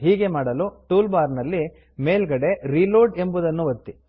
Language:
Kannada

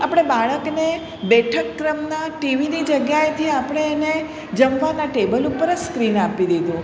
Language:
Gujarati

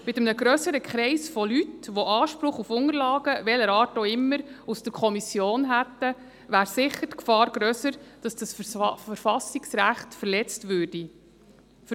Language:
Swiss German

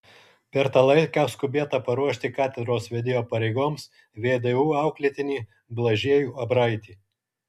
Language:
Lithuanian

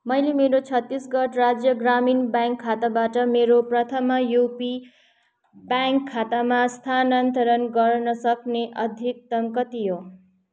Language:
Nepali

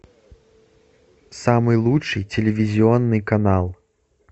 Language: Russian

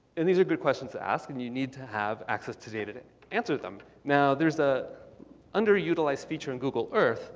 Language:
English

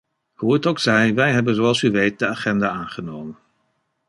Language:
Dutch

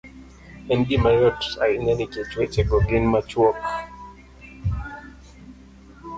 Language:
Luo (Kenya and Tanzania)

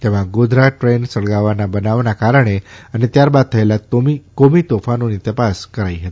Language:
Gujarati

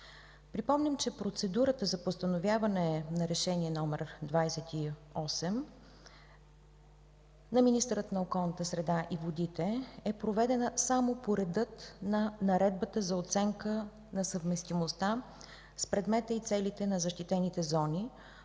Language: Bulgarian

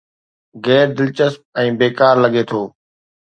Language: Sindhi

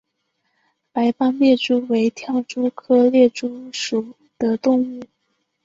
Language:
Chinese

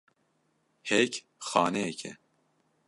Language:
Kurdish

